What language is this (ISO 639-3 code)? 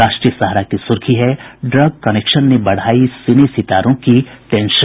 hin